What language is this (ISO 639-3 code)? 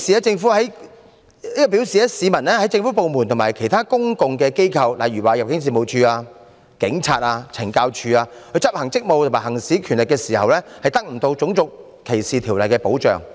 yue